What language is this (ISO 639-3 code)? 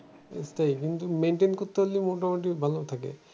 ben